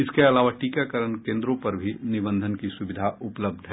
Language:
Hindi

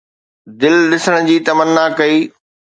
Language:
Sindhi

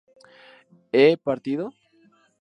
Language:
Spanish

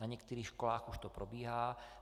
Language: Czech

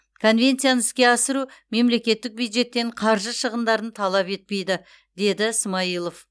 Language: Kazakh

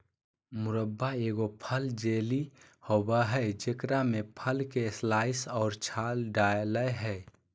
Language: Magahi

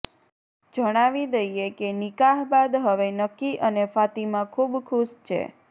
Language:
Gujarati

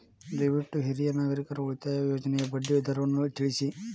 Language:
Kannada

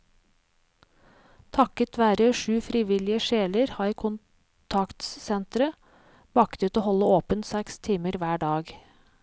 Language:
Norwegian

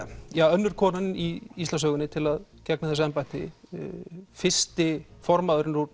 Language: Icelandic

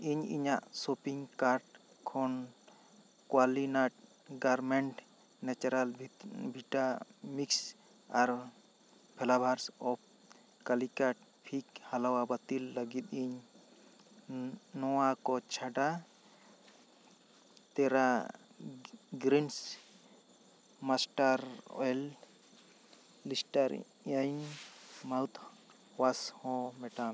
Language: Santali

